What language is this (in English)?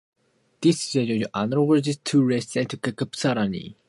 English